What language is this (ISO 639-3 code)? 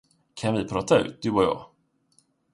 swe